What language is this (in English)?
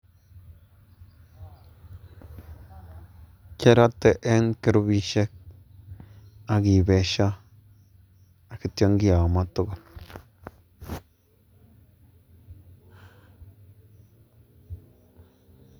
Kalenjin